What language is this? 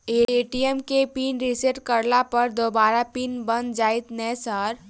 Maithili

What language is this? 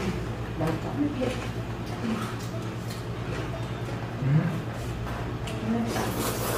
Thai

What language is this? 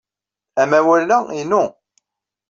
Kabyle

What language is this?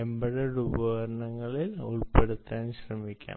Malayalam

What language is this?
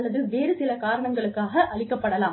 Tamil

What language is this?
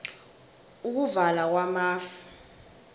South Ndebele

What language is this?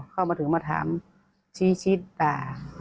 Thai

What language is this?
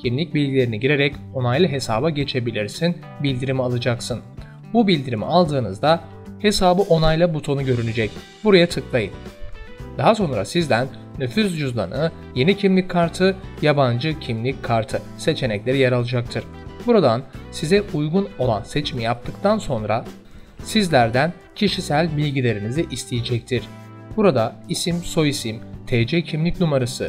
Turkish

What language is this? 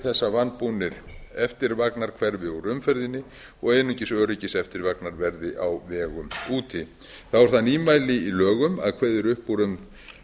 Icelandic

